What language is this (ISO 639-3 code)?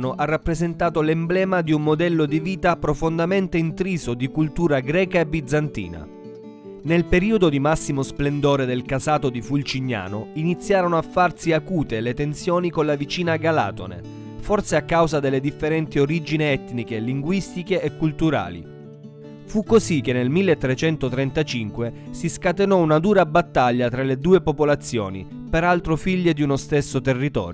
ita